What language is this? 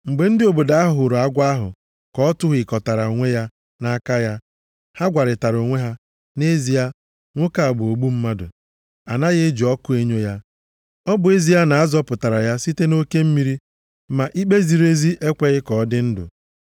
Igbo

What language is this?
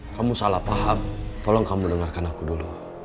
Indonesian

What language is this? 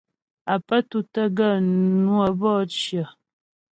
Ghomala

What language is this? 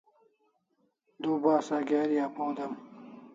Kalasha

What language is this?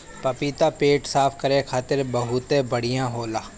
Bhojpuri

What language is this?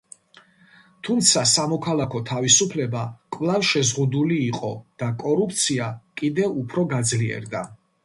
Georgian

